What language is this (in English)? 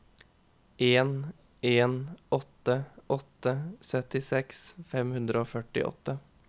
Norwegian